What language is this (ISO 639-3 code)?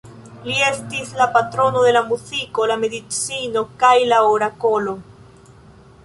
epo